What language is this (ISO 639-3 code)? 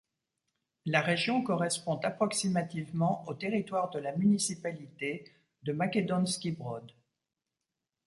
fra